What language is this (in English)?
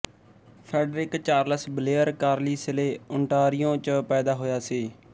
Punjabi